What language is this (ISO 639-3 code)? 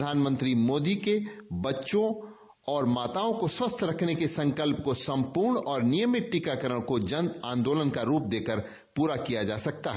hin